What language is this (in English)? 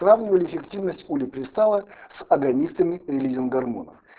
Russian